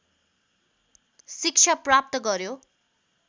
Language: Nepali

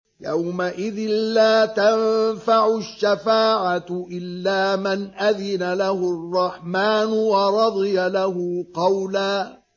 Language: Arabic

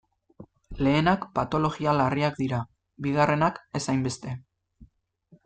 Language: Basque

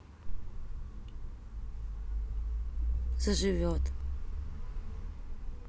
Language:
Russian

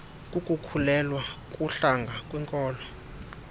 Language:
Xhosa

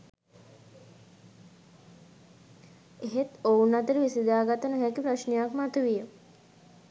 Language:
Sinhala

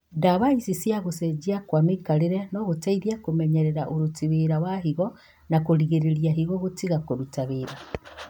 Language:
Kikuyu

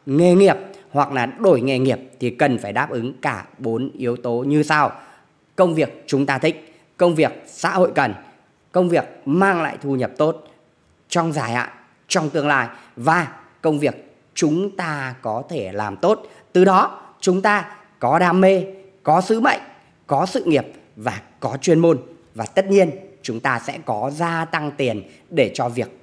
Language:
Vietnamese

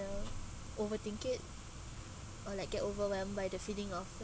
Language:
English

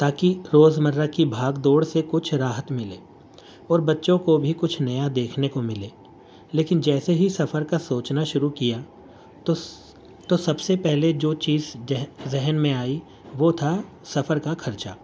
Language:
Urdu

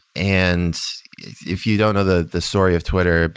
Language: English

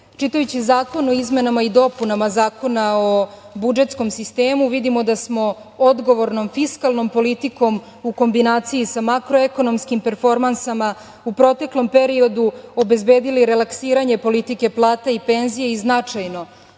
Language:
Serbian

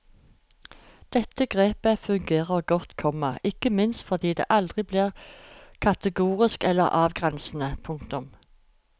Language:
Norwegian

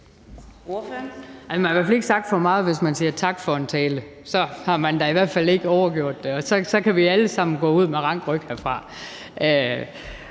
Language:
Danish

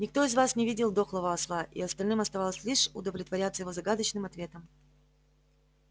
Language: Russian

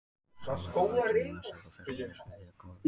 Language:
Icelandic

